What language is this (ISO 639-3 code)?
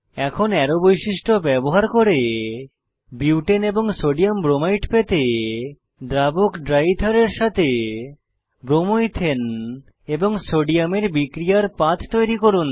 ben